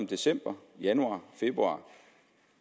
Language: Danish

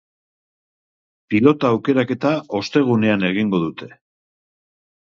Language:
Basque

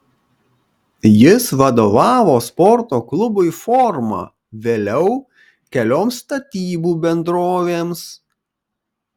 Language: Lithuanian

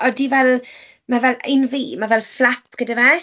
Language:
Welsh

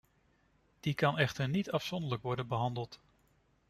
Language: Dutch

